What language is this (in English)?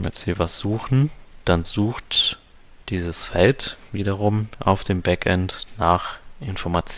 German